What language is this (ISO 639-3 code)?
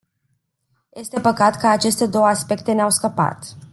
ron